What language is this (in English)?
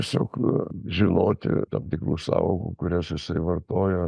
Lithuanian